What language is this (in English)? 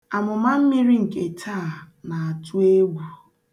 Igbo